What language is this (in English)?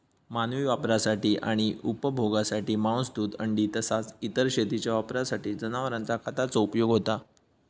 Marathi